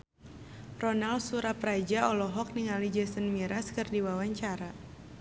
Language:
Sundanese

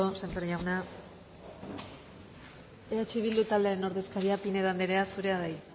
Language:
Basque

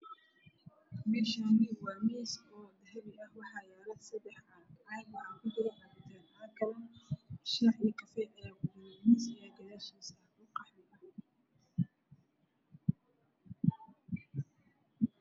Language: Somali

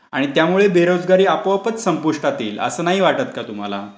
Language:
Marathi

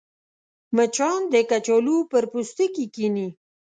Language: Pashto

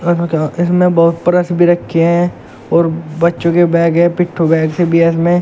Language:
Hindi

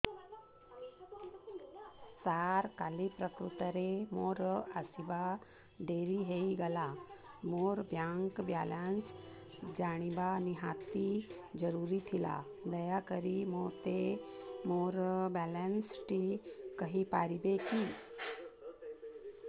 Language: Odia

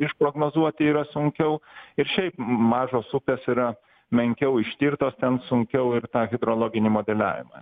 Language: Lithuanian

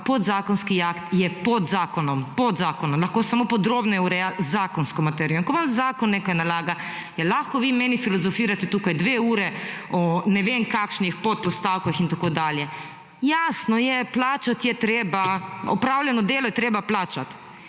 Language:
Slovenian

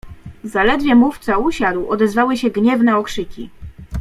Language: Polish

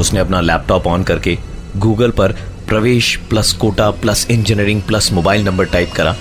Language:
Hindi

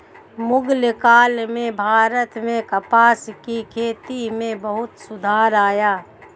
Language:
Hindi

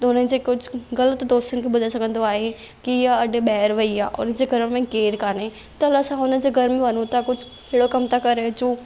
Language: Sindhi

